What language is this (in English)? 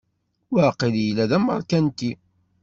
Kabyle